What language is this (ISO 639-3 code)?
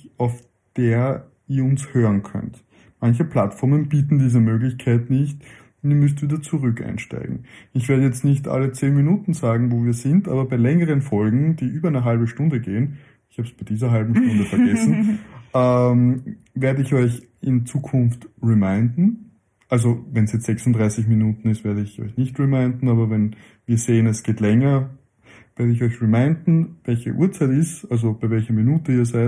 deu